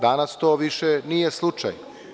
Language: Serbian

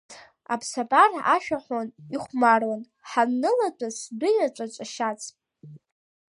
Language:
Abkhazian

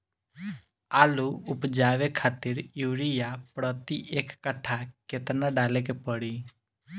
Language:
Bhojpuri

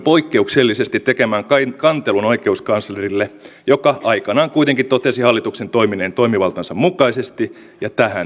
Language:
Finnish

